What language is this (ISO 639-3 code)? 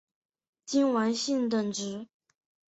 zho